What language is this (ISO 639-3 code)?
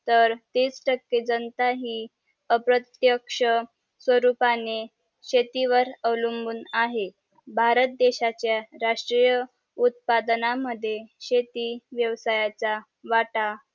mar